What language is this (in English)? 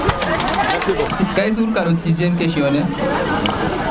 Serer